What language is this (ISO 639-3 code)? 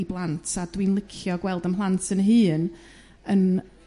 cym